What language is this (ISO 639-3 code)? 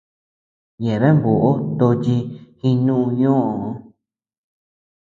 cux